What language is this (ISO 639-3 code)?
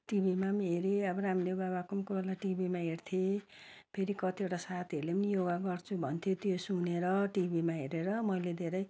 nep